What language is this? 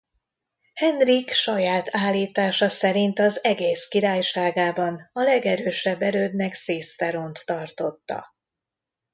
Hungarian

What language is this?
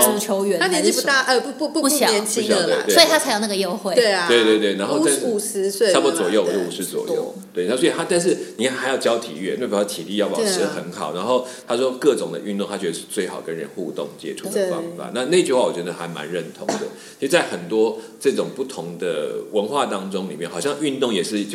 Chinese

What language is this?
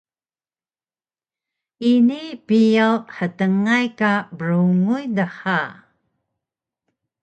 Taroko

